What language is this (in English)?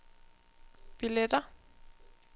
Danish